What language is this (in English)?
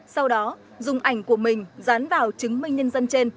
Vietnamese